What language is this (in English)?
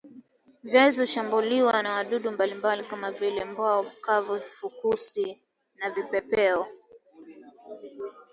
Swahili